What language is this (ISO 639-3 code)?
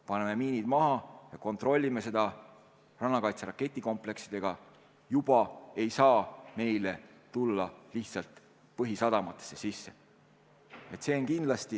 est